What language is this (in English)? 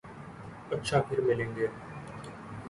Urdu